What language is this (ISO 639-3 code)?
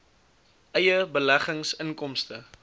afr